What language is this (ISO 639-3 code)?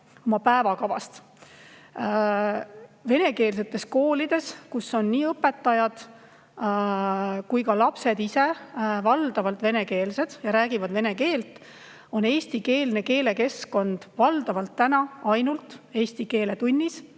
est